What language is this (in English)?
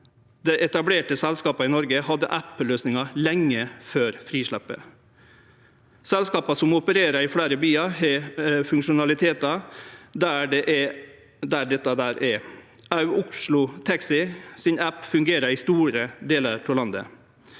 Norwegian